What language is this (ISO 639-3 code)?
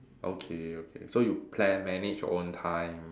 eng